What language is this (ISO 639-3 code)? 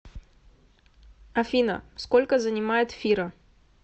rus